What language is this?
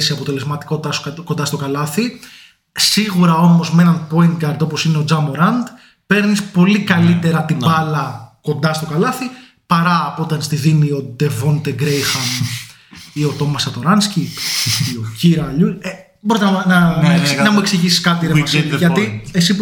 Greek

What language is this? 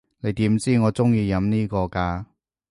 Cantonese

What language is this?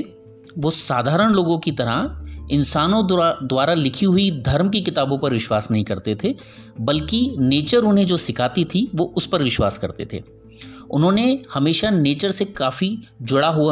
Hindi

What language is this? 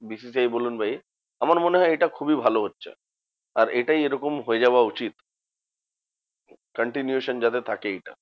Bangla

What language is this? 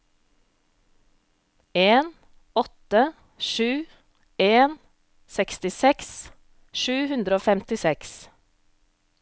Norwegian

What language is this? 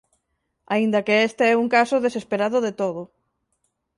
Galician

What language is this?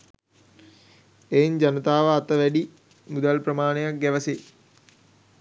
Sinhala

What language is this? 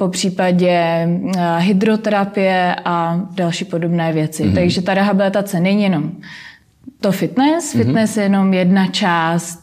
Czech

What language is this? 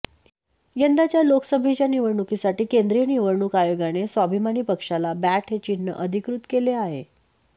Marathi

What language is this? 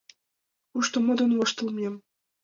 Mari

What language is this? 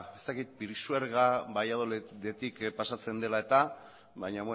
Basque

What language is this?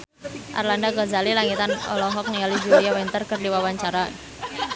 Sundanese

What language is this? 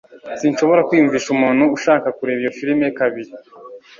Kinyarwanda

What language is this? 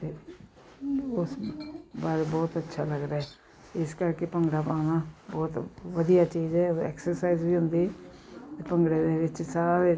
Punjabi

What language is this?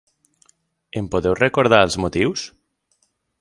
Catalan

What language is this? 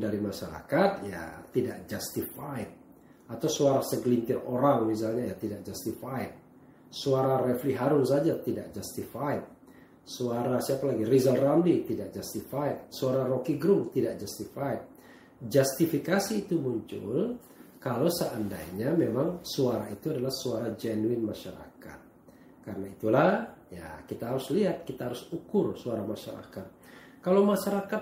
Indonesian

